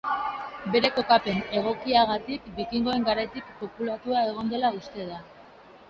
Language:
Basque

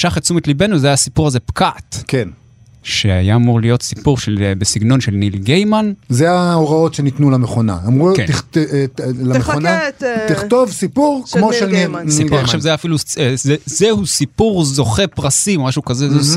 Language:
Hebrew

